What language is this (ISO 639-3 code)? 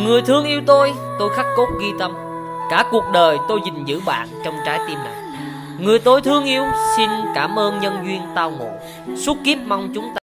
vie